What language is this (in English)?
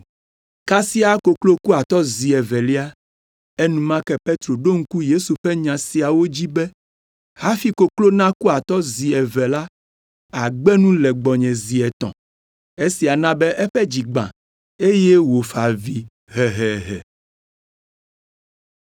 Ewe